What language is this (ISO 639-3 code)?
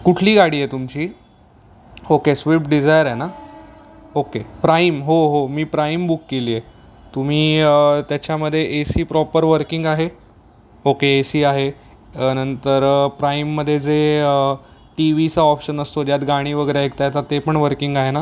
mar